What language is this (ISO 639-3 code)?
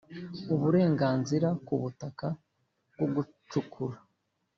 kin